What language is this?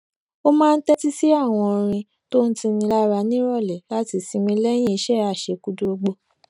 Yoruba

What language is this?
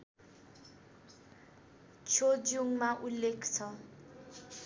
Nepali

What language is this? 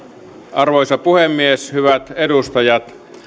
Finnish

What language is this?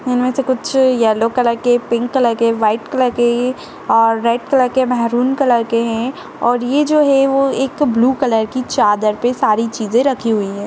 Kumaoni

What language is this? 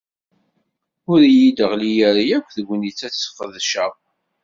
Kabyle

